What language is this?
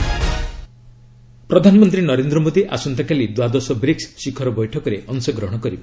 Odia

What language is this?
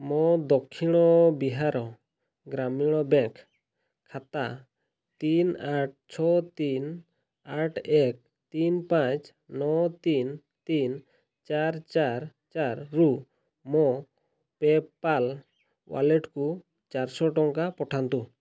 Odia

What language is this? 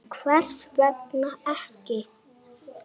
Icelandic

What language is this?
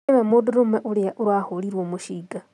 Kikuyu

